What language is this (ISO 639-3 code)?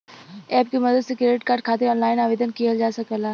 bho